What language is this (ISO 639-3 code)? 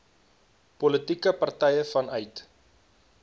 afr